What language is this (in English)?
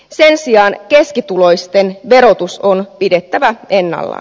Finnish